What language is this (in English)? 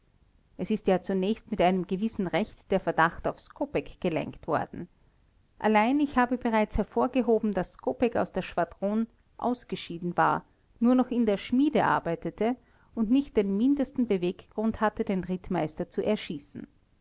German